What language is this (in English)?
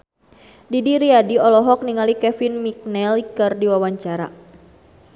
Sundanese